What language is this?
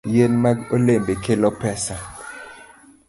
Luo (Kenya and Tanzania)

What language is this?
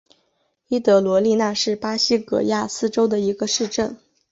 Chinese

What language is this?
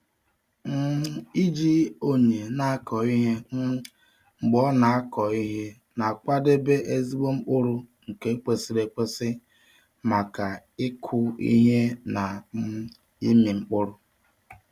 Igbo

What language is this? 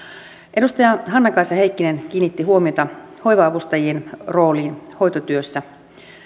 Finnish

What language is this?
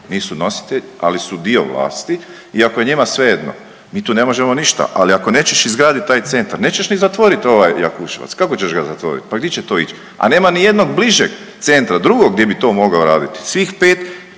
Croatian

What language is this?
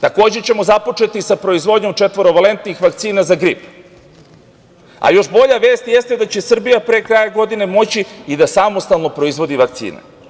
Serbian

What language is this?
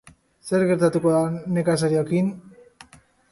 Basque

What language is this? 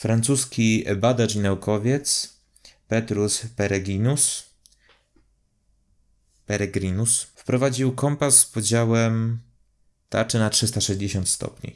Polish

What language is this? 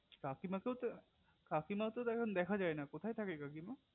Bangla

